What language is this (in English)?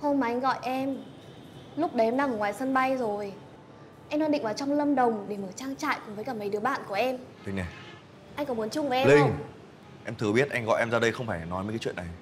Vietnamese